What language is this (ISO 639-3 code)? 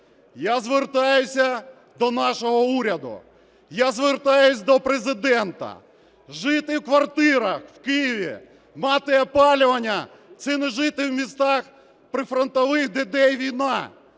ukr